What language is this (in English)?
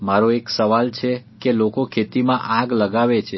Gujarati